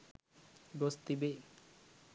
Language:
Sinhala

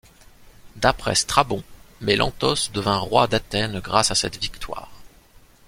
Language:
French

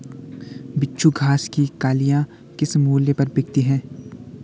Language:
Hindi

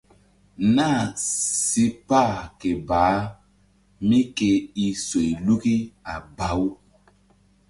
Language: Mbum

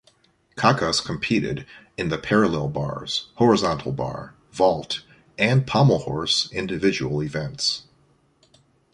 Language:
English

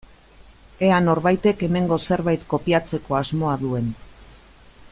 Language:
Basque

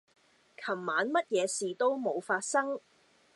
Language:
Cantonese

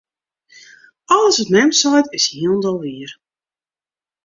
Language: Western Frisian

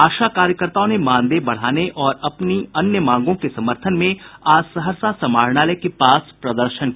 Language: Hindi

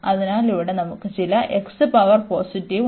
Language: Malayalam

